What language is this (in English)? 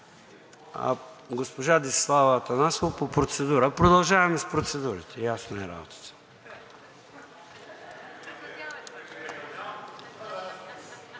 Bulgarian